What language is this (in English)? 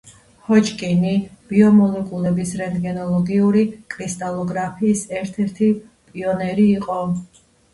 Georgian